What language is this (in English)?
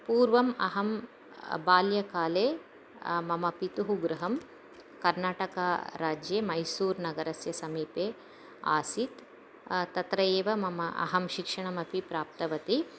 Sanskrit